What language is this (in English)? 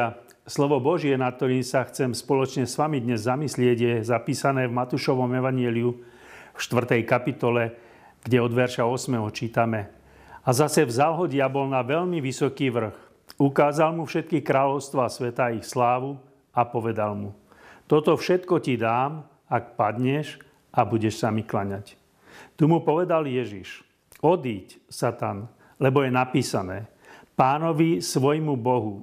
Slovak